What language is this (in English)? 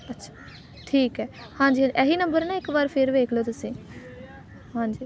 Punjabi